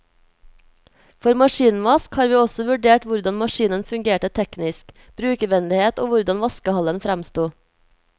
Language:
Norwegian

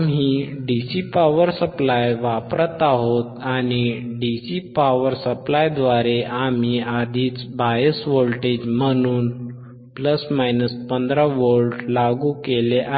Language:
Marathi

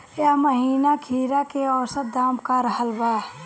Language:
Bhojpuri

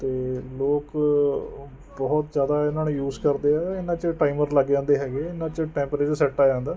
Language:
Punjabi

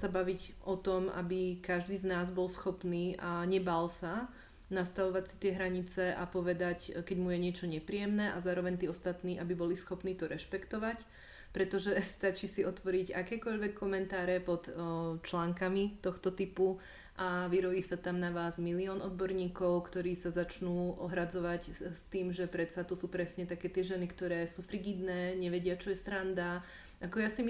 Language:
Czech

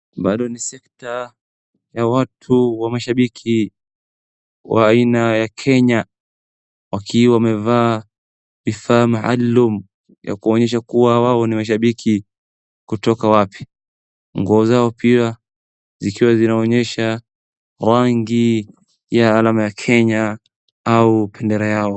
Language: Swahili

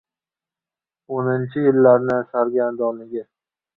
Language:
Uzbek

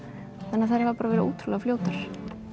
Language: Icelandic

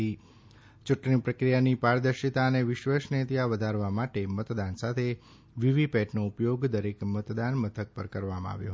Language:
Gujarati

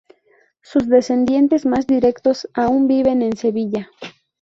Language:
Spanish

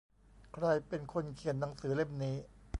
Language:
Thai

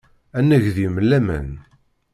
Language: Kabyle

